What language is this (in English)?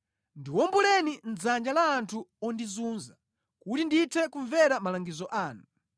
Nyanja